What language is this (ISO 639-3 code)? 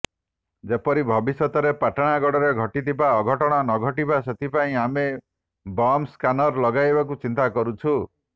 ori